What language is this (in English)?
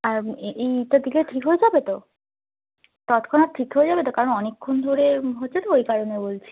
Bangla